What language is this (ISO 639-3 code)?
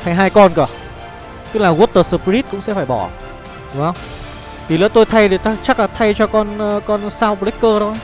vie